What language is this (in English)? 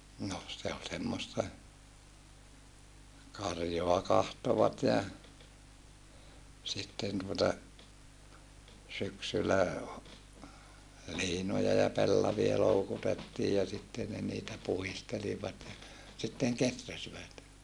Finnish